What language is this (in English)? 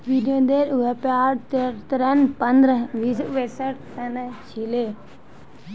Magahi